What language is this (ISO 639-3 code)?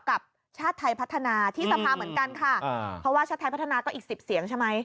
tha